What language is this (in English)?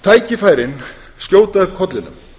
Icelandic